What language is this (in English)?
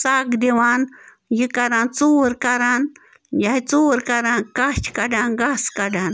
Kashmiri